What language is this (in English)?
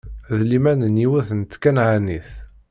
Kabyle